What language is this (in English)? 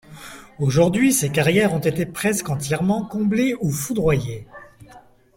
French